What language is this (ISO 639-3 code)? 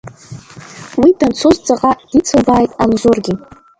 abk